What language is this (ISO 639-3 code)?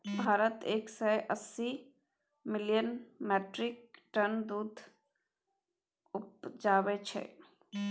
mai